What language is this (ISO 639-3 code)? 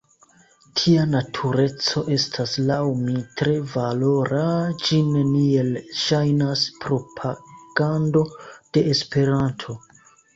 epo